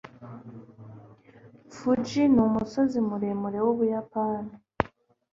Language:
Kinyarwanda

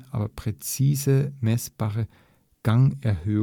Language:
German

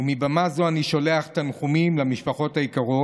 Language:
Hebrew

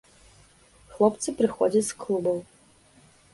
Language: Belarusian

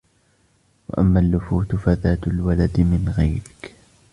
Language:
Arabic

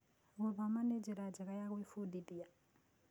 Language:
Kikuyu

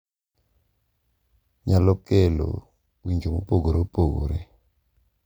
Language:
Luo (Kenya and Tanzania)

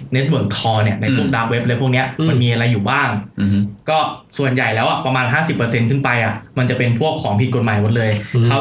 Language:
Thai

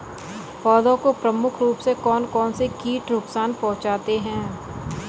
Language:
Hindi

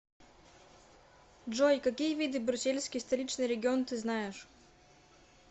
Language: Russian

